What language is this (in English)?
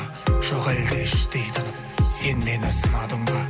Kazakh